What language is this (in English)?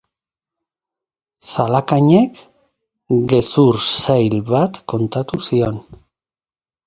Basque